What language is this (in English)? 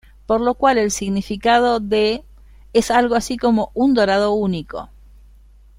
Spanish